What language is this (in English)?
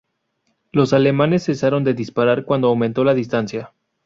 Spanish